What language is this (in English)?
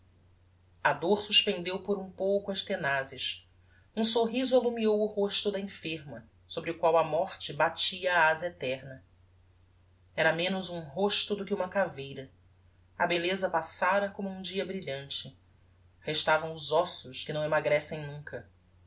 Portuguese